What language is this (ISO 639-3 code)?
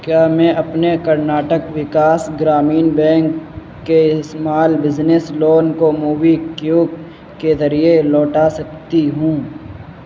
urd